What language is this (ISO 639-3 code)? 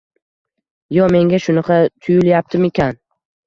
uzb